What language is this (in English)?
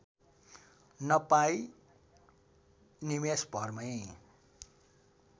Nepali